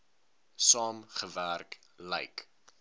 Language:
Afrikaans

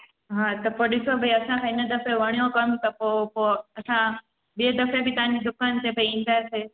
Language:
Sindhi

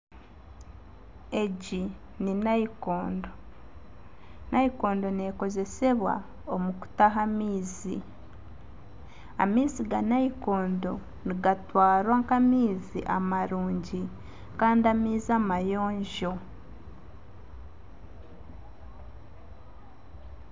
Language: Nyankole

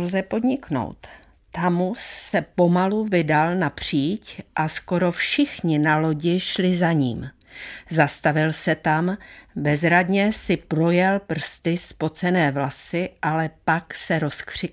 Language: Czech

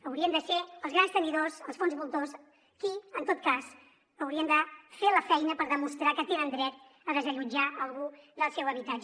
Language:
Catalan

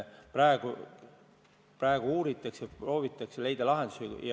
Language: Estonian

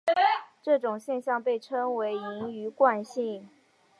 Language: Chinese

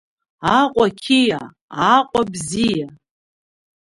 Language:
Abkhazian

